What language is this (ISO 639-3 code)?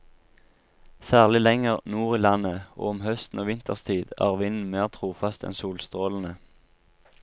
nor